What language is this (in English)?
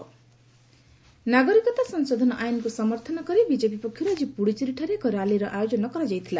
Odia